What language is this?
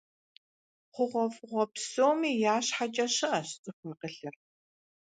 Kabardian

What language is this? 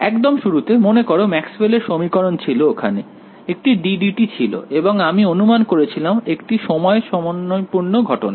Bangla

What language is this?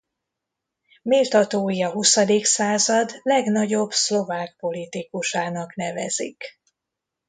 Hungarian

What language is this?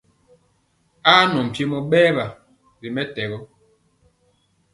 Mpiemo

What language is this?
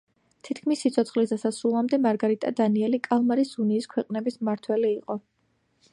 Georgian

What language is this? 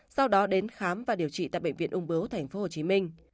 Vietnamese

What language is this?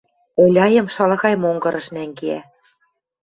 Western Mari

